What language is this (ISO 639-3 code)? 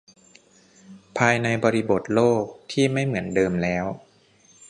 tha